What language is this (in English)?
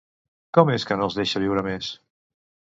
Catalan